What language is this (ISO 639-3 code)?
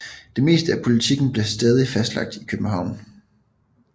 dan